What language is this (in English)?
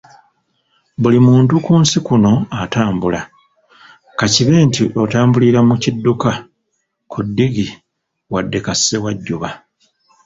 Ganda